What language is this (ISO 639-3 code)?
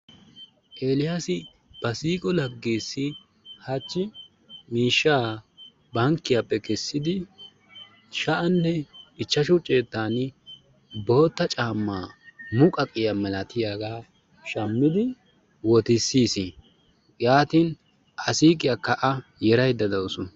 wal